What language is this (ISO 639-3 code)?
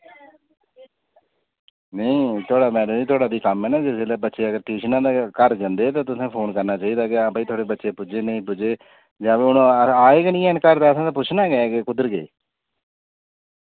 doi